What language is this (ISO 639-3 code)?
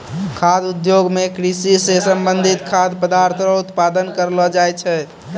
mai